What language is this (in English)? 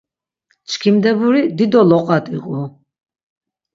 Laz